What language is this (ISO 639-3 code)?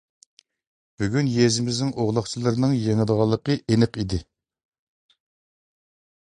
uig